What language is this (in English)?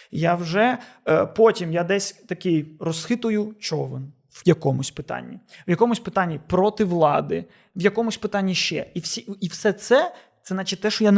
Ukrainian